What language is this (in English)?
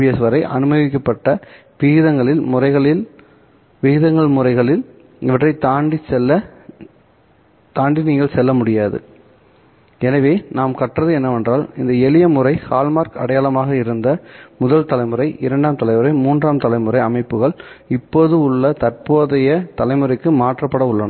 Tamil